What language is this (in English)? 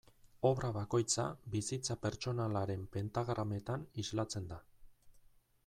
Basque